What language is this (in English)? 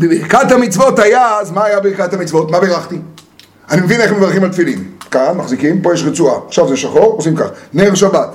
Hebrew